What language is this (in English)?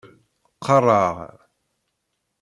Kabyle